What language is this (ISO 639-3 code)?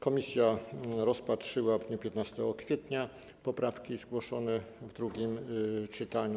pol